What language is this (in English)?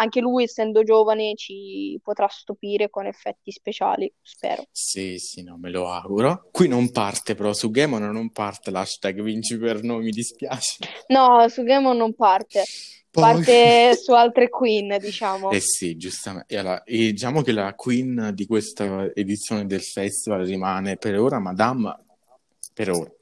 Italian